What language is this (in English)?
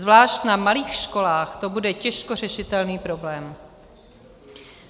Czech